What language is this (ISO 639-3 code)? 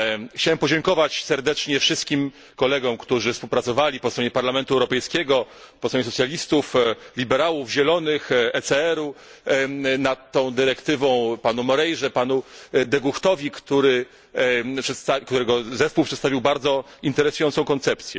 pol